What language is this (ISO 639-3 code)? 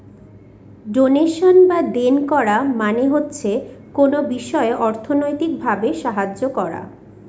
ben